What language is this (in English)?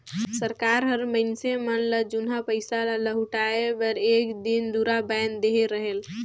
Chhattisgarhi